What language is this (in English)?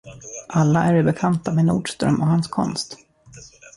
Swedish